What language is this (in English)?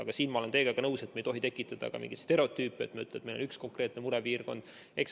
Estonian